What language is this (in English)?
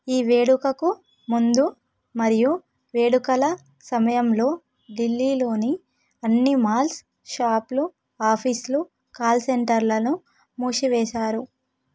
Telugu